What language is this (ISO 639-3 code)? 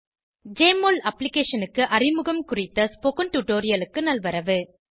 tam